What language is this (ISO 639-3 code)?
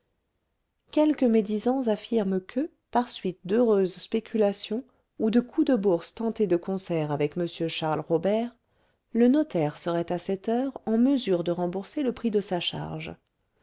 fra